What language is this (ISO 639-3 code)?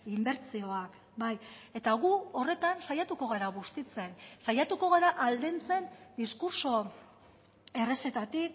eus